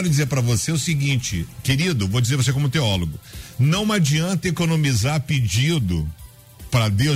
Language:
Portuguese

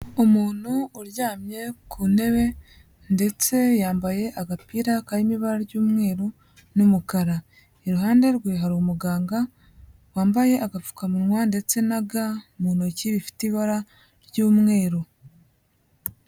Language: Kinyarwanda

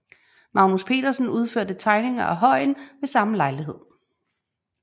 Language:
Danish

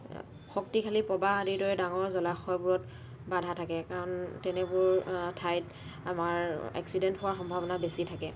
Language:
Assamese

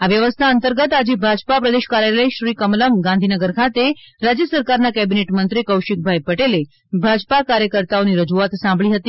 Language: Gujarati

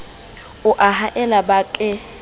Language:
Southern Sotho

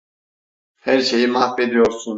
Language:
Turkish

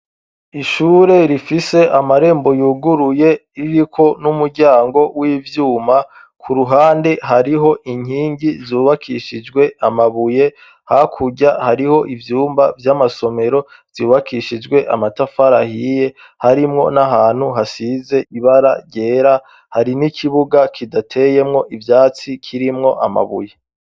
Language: Rundi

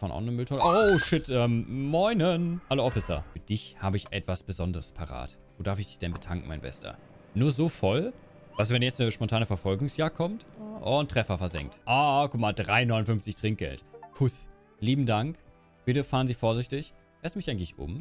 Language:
German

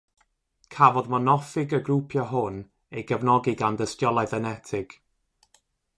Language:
Welsh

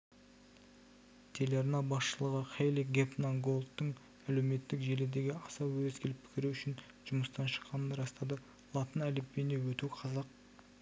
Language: Kazakh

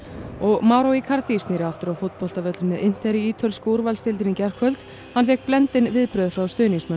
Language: Icelandic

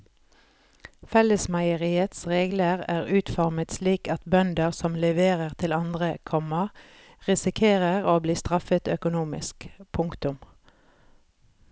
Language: Norwegian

